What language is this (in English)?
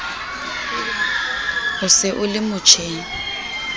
Southern Sotho